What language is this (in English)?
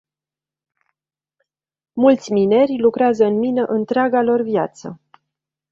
Romanian